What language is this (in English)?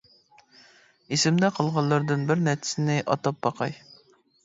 Uyghur